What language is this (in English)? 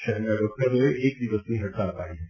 Gujarati